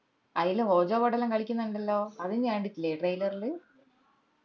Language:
Malayalam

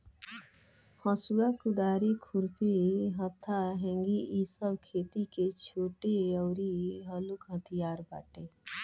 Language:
Bhojpuri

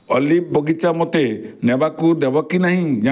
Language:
Odia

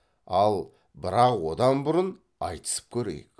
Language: Kazakh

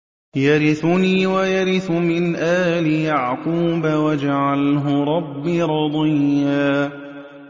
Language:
Arabic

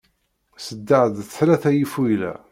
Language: Kabyle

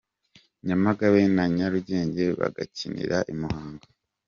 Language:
Kinyarwanda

